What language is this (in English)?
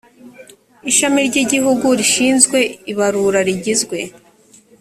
Kinyarwanda